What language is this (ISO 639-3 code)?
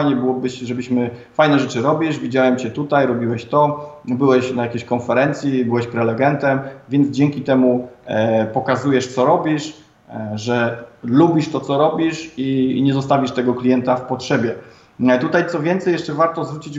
pol